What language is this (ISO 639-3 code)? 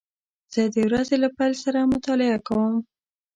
pus